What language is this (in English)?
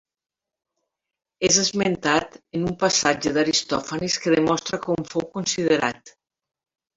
Catalan